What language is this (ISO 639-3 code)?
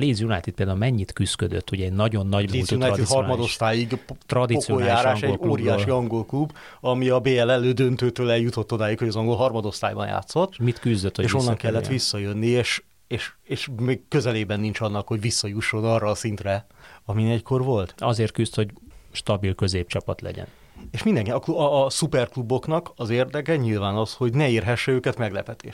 hun